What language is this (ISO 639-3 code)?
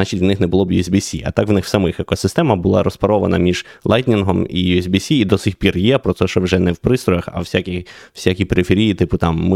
ukr